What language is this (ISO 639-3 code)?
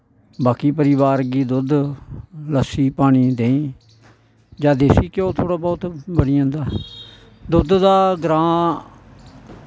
doi